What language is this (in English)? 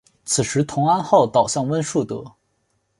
Chinese